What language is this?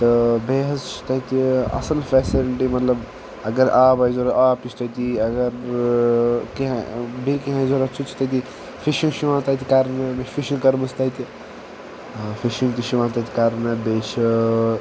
Kashmiri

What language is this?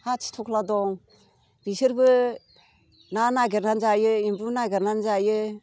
Bodo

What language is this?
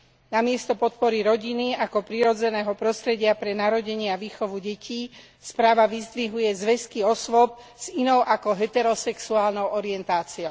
Slovak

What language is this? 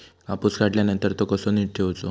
Marathi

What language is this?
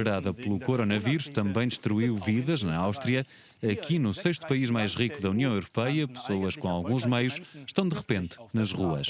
Portuguese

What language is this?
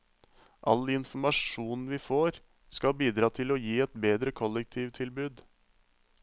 Norwegian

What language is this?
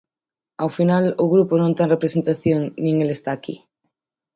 Galician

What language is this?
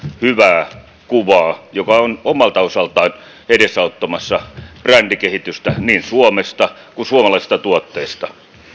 Finnish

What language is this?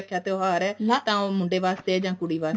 Punjabi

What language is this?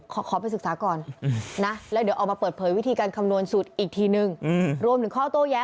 Thai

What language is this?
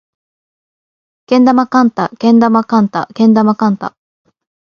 Japanese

